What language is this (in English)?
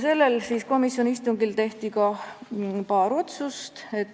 Estonian